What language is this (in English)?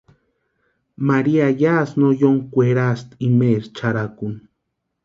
Western Highland Purepecha